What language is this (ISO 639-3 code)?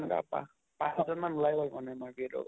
asm